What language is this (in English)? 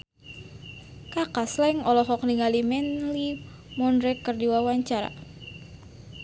Sundanese